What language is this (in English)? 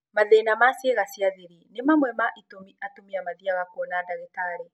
Kikuyu